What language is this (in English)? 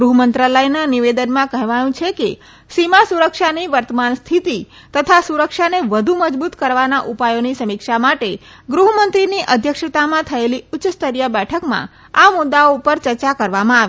Gujarati